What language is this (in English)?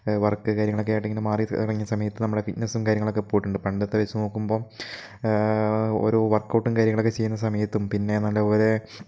Malayalam